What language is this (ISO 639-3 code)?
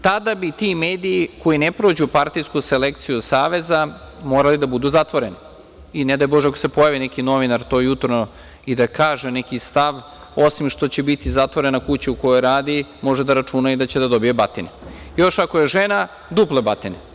srp